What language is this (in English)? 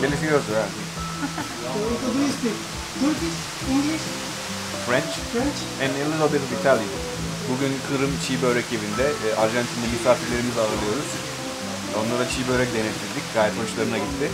Spanish